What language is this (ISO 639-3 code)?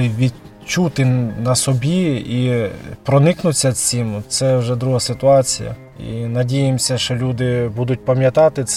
ukr